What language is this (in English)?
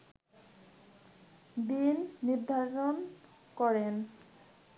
Bangla